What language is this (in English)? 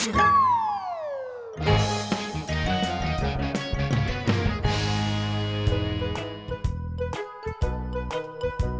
Indonesian